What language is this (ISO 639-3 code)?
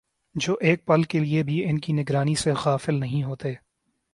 urd